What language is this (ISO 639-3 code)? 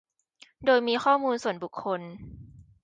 tha